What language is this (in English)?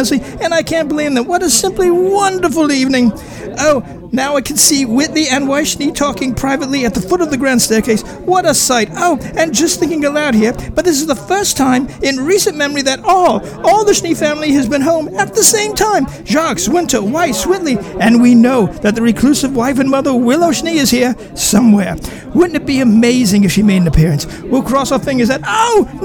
English